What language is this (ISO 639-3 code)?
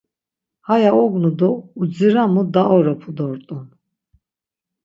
lzz